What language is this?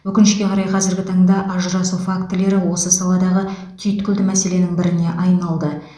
Kazakh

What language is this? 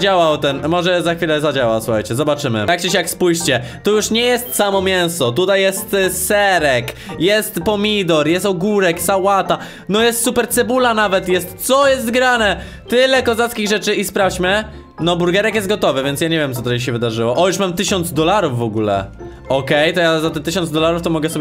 Polish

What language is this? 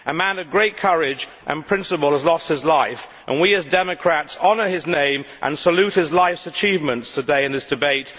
English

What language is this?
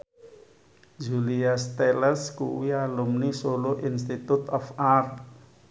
Javanese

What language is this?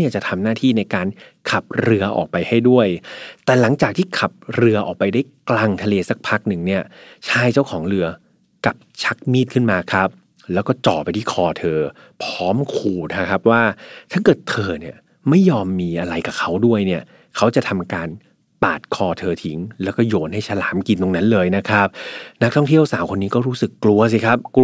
Thai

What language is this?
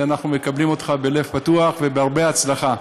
Hebrew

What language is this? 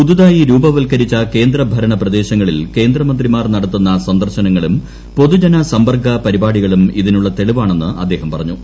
Malayalam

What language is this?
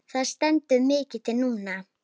Icelandic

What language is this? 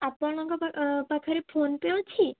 Odia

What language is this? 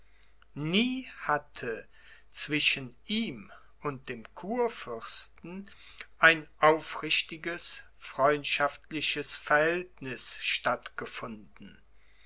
German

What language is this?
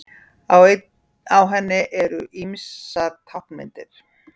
Icelandic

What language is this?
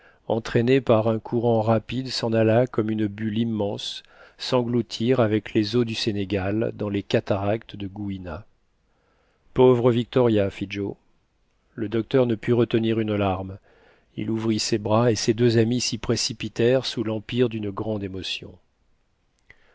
French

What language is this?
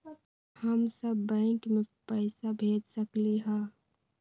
Magahi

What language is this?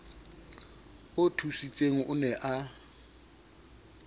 Southern Sotho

